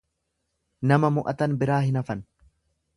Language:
Oromo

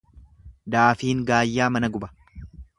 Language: Oromo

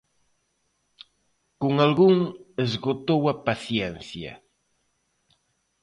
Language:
Galician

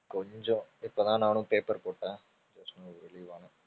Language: Tamil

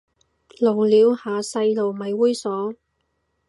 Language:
Cantonese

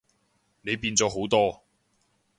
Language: Cantonese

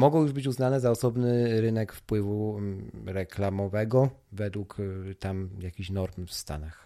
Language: Polish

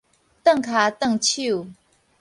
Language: Min Nan Chinese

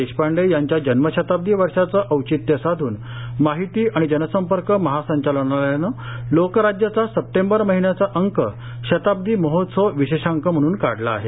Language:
Marathi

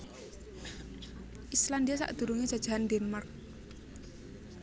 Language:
Javanese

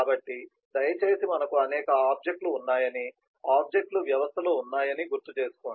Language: Telugu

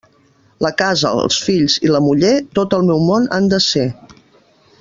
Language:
Catalan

